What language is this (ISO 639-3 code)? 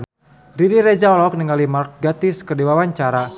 sun